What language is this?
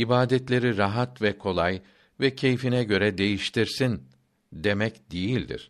Turkish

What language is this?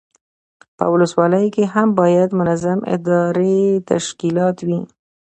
Pashto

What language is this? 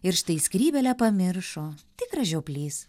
Lithuanian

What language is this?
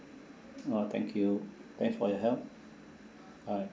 English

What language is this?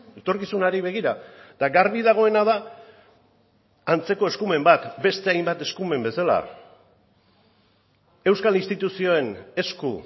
Basque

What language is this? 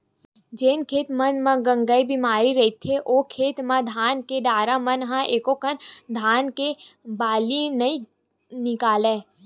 Chhattisgarhi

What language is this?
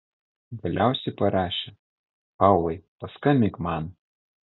Lithuanian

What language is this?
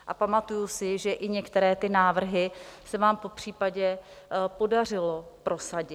Czech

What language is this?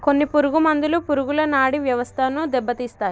Telugu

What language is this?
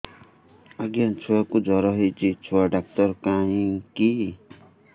Odia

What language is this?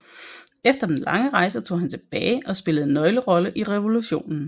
Danish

